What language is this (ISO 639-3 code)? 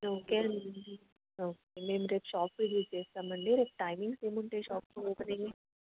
tel